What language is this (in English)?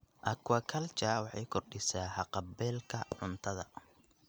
Somali